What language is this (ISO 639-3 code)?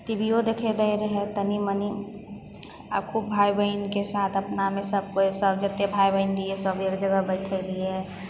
mai